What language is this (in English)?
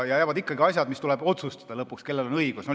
Estonian